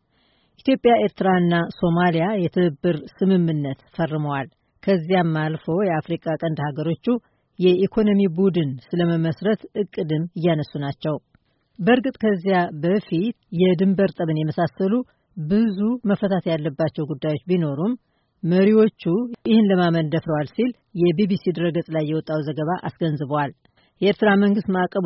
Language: Amharic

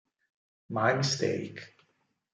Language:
Italian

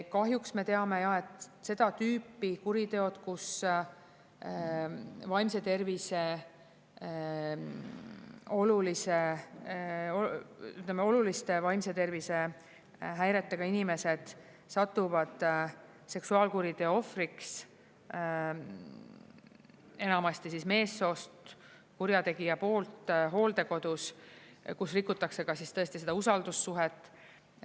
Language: Estonian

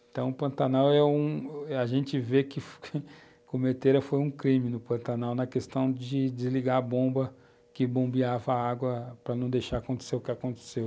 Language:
Portuguese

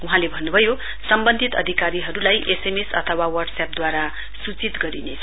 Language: Nepali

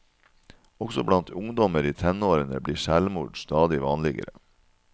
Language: Norwegian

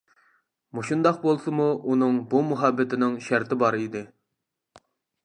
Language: Uyghur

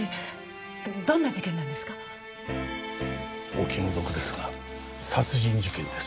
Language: Japanese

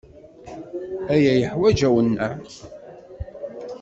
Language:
Kabyle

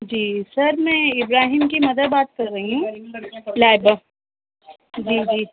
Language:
Urdu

